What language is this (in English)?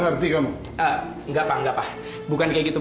Indonesian